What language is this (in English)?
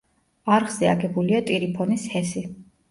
Georgian